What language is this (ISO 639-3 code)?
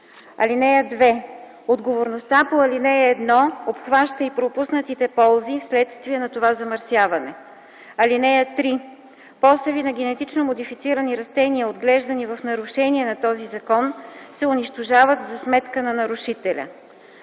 bul